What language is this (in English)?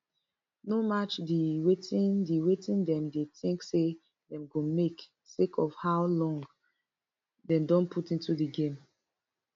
Nigerian Pidgin